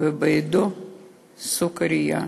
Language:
Hebrew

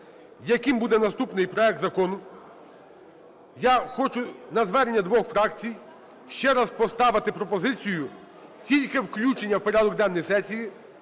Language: Ukrainian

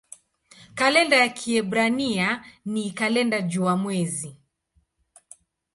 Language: Swahili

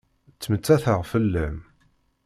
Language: Kabyle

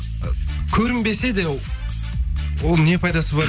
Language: Kazakh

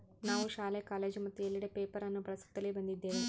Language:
Kannada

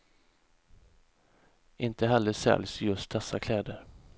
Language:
Swedish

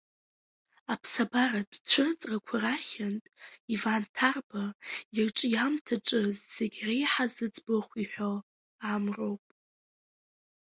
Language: Abkhazian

